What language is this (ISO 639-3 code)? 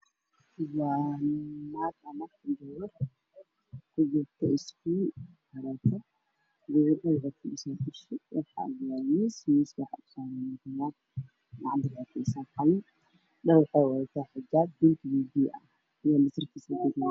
som